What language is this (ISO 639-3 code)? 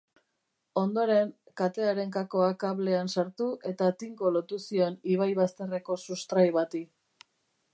eus